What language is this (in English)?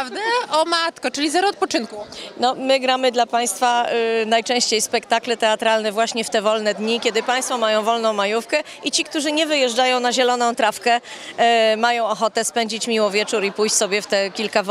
Polish